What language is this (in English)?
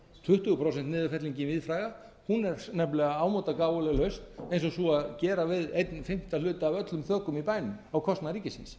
Icelandic